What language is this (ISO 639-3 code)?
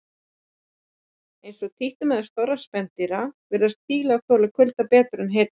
isl